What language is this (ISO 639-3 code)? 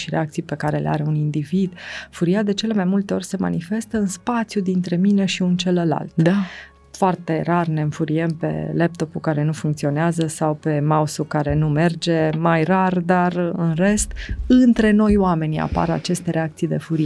ron